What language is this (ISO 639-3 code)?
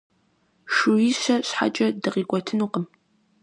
kbd